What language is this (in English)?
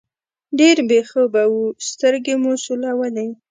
Pashto